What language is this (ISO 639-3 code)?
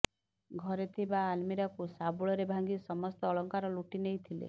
ori